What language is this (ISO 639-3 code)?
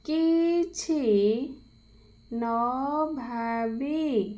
ori